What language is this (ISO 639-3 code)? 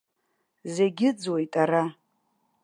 abk